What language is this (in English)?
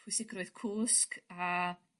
Welsh